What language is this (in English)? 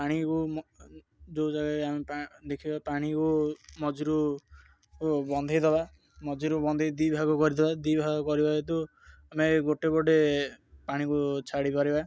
Odia